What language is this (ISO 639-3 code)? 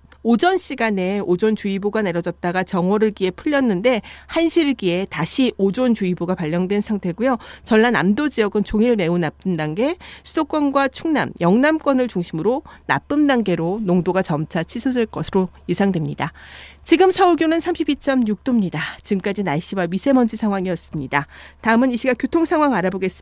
kor